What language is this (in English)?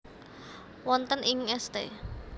Javanese